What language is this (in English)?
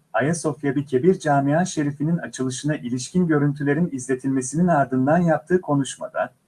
Turkish